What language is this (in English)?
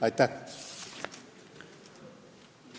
Estonian